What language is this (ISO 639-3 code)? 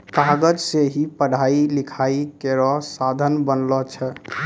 mai